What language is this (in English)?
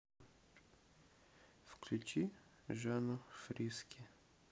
Russian